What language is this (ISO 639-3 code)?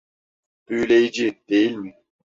tur